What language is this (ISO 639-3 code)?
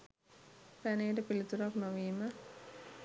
sin